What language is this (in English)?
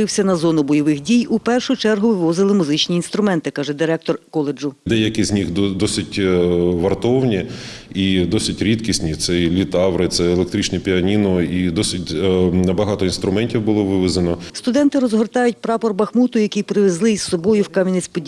Ukrainian